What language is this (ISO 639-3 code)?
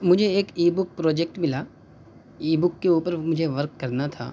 urd